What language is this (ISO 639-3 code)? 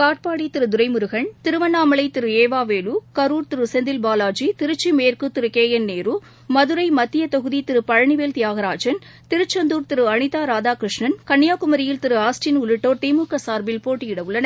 tam